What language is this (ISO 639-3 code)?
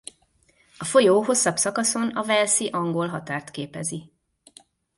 hun